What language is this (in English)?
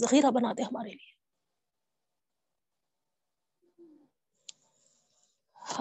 Urdu